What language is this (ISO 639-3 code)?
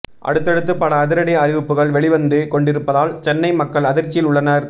tam